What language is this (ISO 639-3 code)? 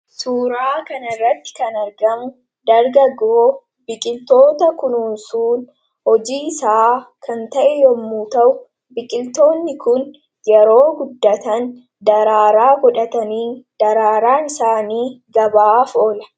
orm